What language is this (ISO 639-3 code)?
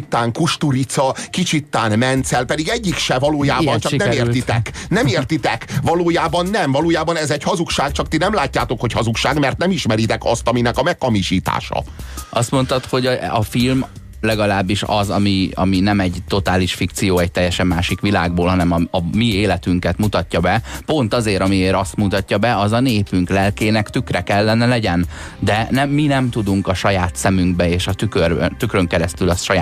hun